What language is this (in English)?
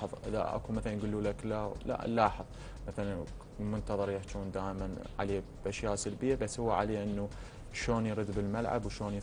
Arabic